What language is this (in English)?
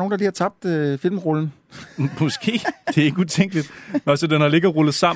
Danish